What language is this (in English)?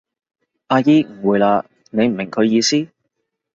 Cantonese